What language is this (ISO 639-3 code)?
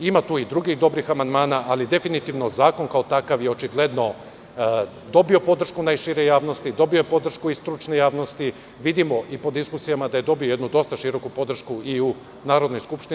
srp